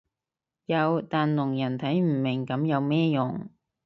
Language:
Cantonese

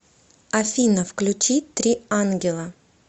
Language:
Russian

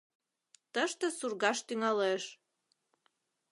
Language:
Mari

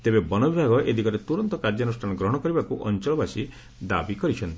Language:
Odia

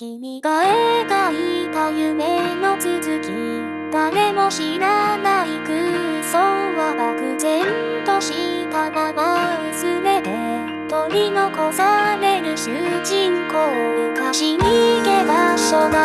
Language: Japanese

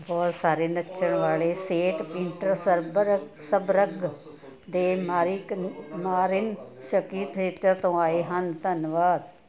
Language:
Punjabi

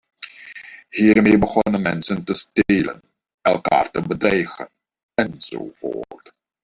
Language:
Dutch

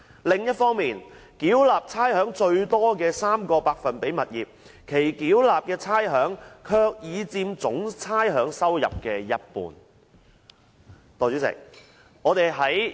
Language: Cantonese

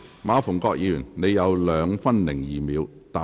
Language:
Cantonese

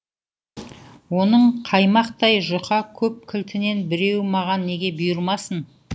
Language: Kazakh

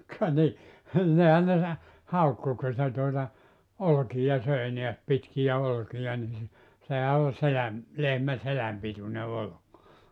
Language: Finnish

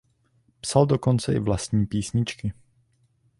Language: Czech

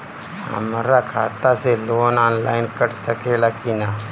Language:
Bhojpuri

